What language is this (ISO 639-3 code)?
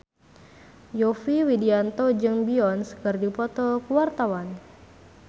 sun